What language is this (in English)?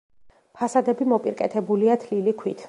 Georgian